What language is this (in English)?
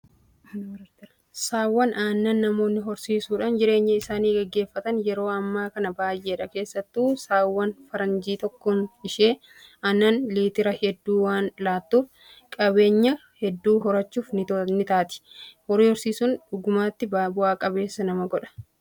Oromo